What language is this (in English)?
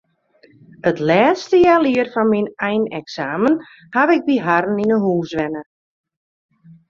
Western Frisian